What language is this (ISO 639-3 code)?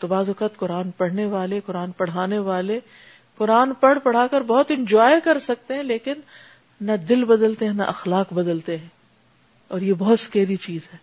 urd